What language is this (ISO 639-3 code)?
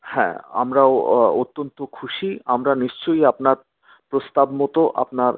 ben